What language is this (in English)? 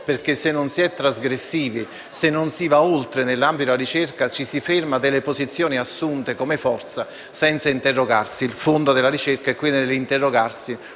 Italian